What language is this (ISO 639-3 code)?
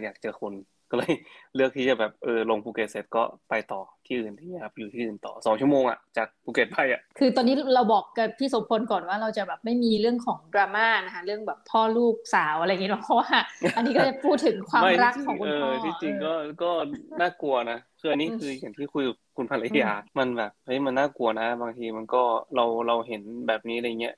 tha